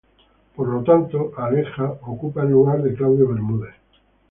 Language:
Spanish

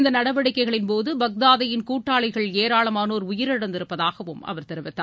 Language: Tamil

